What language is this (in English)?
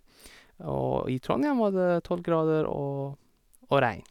Norwegian